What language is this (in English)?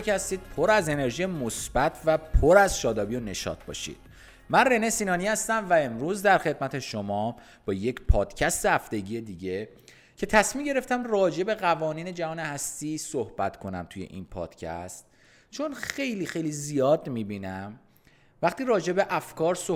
Persian